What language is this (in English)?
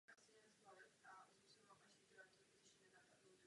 Czech